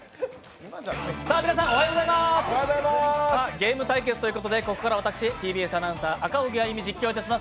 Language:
Japanese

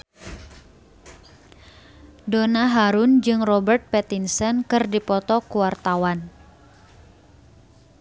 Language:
Sundanese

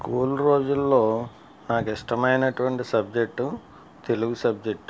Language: Telugu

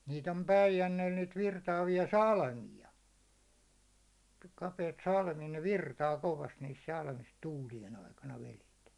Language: Finnish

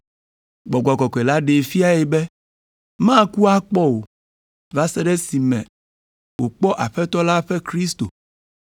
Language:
Ewe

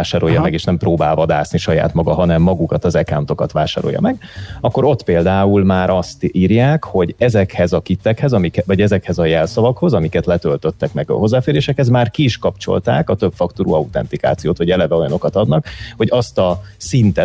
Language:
Hungarian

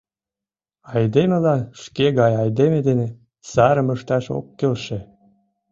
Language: Mari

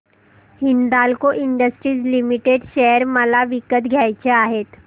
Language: Marathi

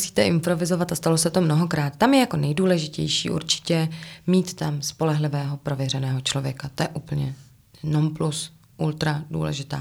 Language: Czech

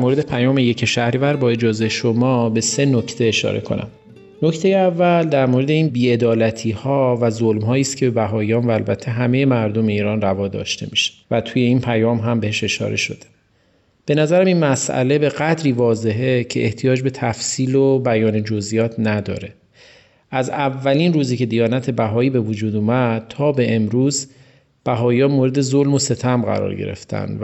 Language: Persian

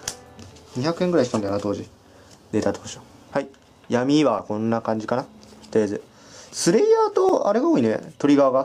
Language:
Japanese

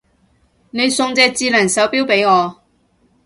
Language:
Cantonese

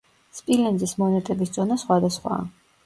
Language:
Georgian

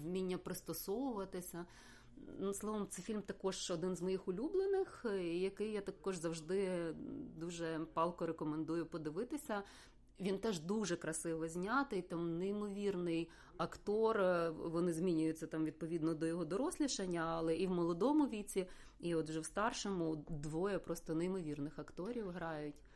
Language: Ukrainian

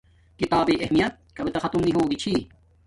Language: Domaaki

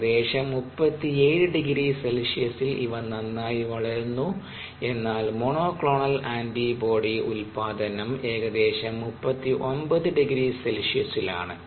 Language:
Malayalam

